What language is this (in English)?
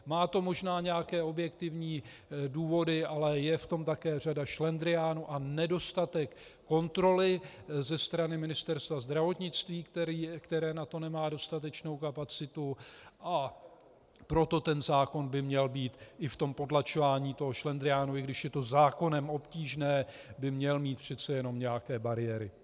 Czech